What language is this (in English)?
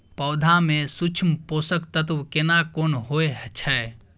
Maithili